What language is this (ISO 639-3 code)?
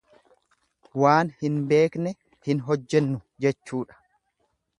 orm